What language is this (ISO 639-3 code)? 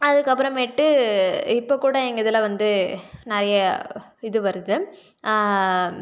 tam